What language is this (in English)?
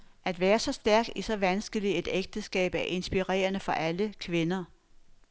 Danish